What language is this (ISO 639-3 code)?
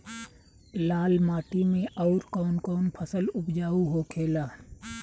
bho